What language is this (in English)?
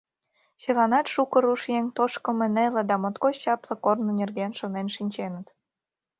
Mari